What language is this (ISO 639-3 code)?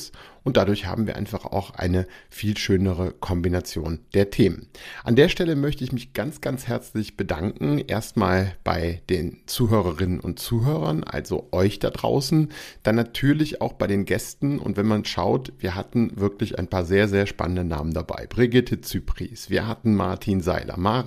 deu